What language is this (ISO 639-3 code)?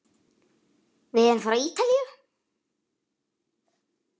isl